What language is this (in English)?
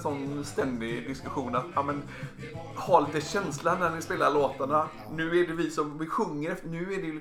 Swedish